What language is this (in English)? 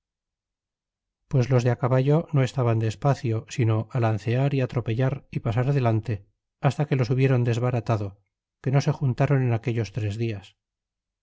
Spanish